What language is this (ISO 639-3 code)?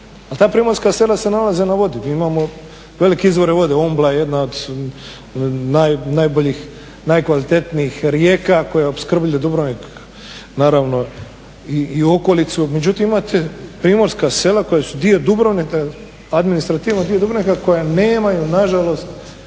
hrv